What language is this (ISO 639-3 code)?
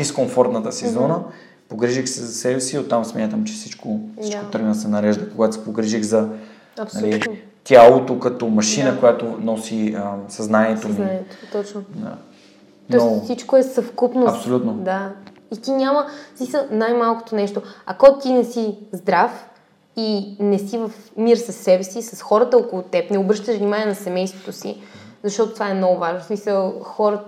bul